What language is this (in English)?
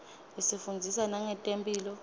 Swati